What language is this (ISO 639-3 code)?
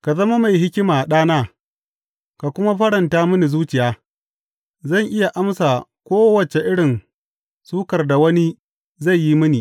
hau